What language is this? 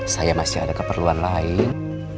Indonesian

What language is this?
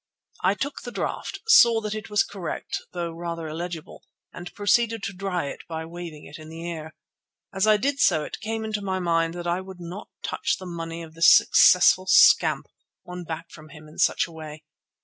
English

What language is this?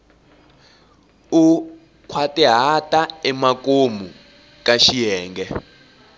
Tsonga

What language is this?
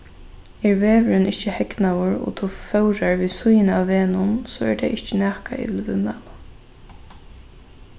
Faroese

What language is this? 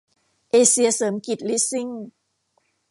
Thai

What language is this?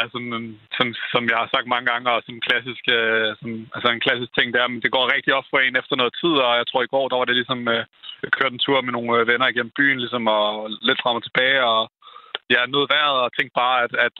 Danish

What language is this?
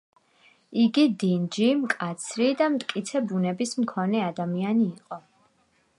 Georgian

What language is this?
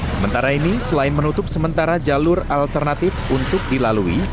Indonesian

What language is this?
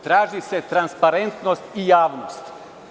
Serbian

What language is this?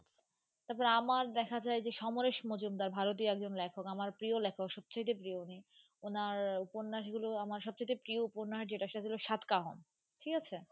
Bangla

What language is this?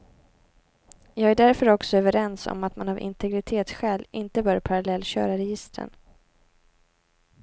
Swedish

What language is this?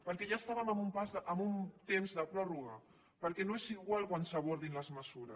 Catalan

